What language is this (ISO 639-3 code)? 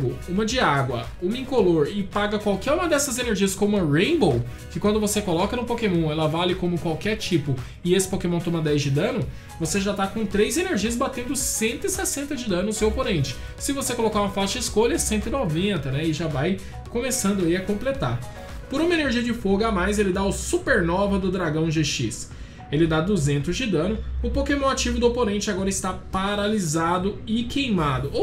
por